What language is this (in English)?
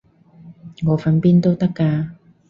Cantonese